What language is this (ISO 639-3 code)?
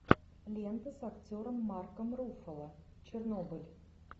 rus